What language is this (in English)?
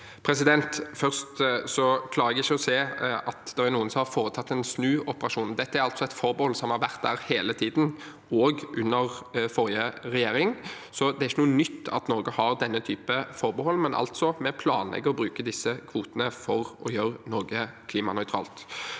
Norwegian